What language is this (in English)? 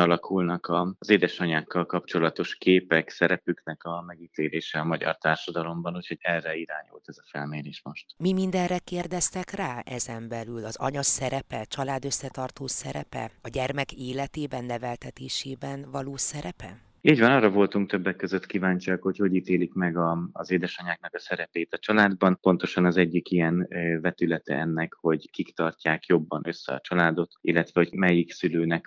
Hungarian